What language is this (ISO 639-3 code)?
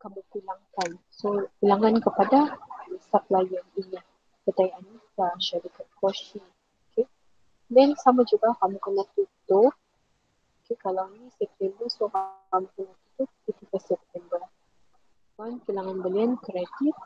msa